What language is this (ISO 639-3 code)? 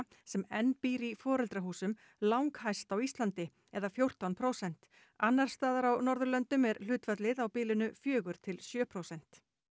isl